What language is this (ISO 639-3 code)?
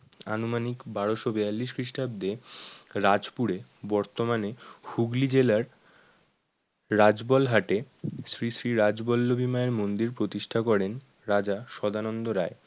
ben